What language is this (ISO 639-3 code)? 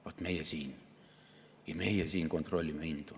est